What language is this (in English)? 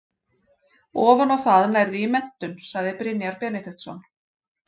Icelandic